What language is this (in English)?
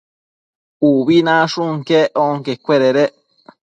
Matsés